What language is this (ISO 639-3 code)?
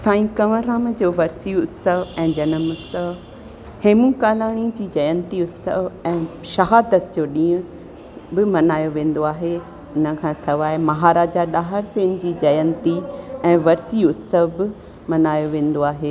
snd